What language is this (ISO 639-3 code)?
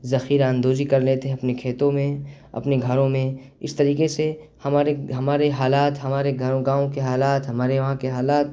urd